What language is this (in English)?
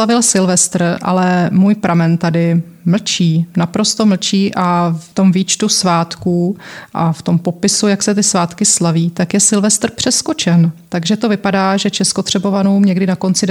Czech